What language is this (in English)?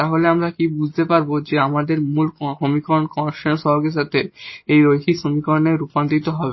Bangla